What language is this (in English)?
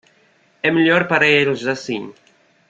Portuguese